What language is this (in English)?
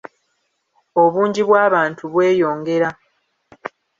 Ganda